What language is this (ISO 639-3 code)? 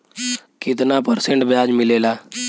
bho